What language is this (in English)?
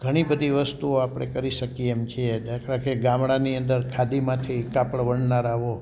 Gujarati